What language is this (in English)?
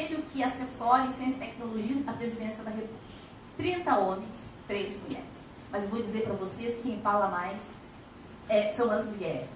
Portuguese